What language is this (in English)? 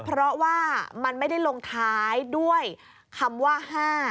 Thai